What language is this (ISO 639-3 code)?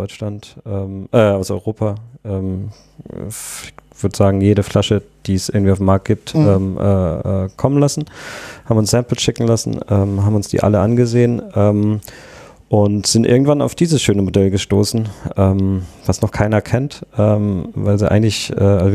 deu